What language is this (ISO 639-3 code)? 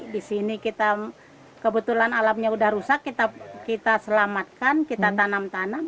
ind